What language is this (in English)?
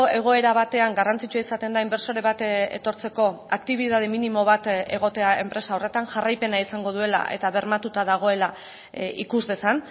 Basque